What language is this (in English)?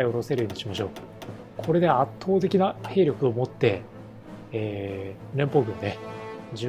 Japanese